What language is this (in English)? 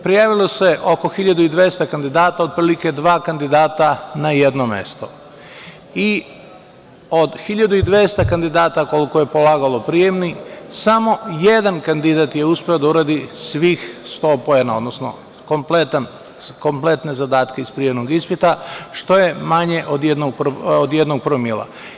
Serbian